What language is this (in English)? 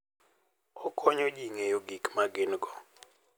Luo (Kenya and Tanzania)